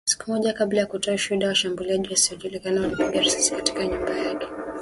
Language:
Swahili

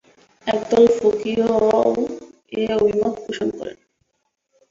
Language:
Bangla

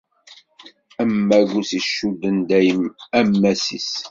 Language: Kabyle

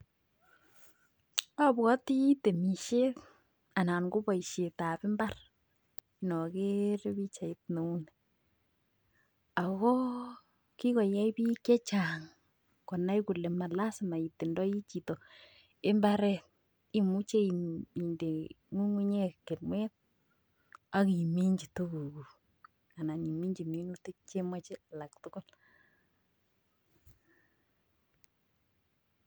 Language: Kalenjin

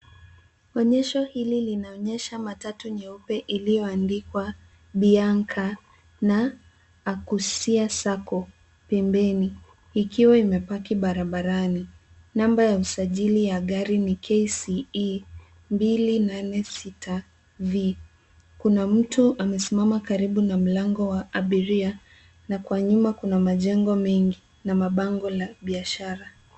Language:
Swahili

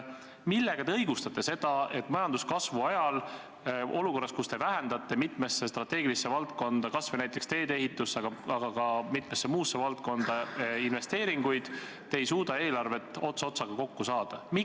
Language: Estonian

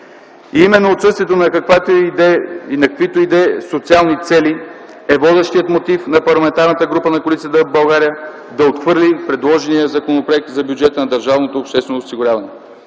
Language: Bulgarian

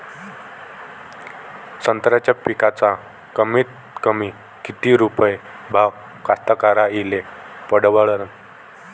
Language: Marathi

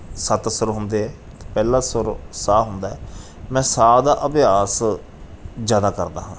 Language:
Punjabi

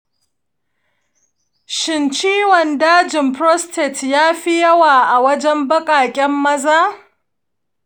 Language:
Hausa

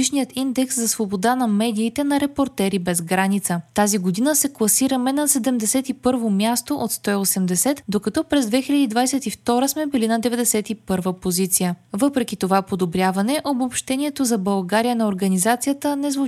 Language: Bulgarian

